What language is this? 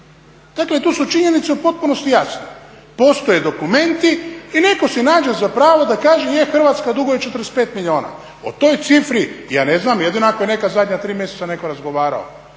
Croatian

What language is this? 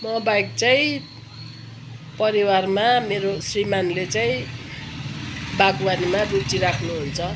Nepali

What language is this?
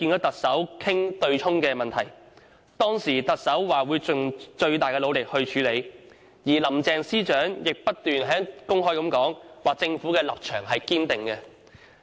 Cantonese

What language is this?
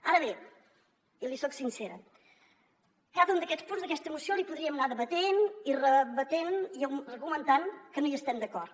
Catalan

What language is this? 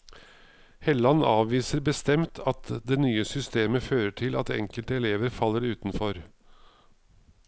Norwegian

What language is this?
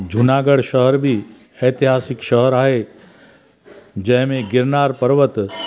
Sindhi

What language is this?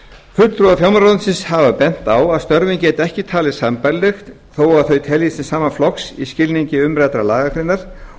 Icelandic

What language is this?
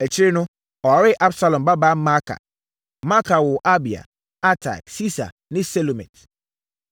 Akan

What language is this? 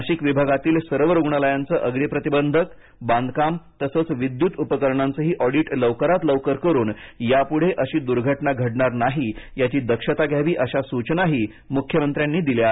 Marathi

